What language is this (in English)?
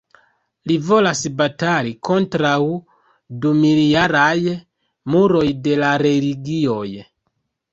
Esperanto